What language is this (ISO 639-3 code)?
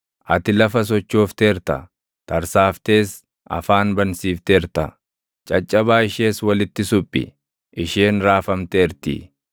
orm